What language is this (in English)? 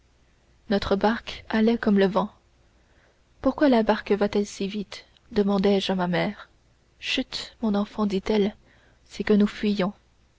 French